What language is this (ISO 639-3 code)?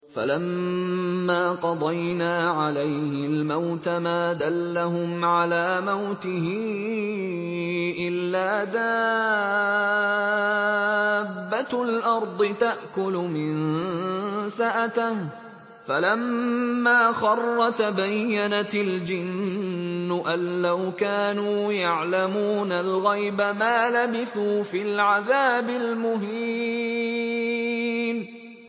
ara